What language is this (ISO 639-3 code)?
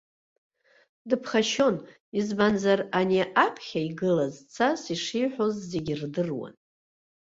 abk